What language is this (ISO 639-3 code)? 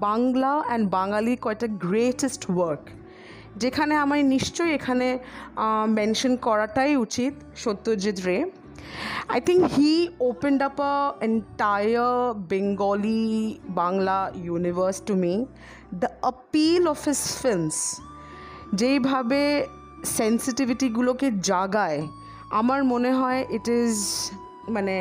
ben